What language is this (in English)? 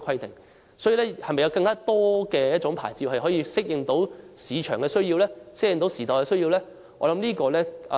Cantonese